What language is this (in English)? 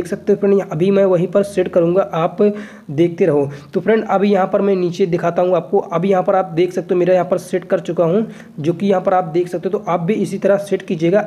Hindi